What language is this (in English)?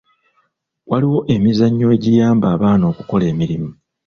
Ganda